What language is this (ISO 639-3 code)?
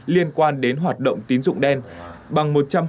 vie